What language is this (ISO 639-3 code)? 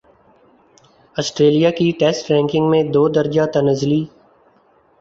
urd